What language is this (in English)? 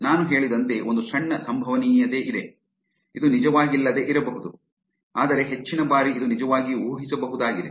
Kannada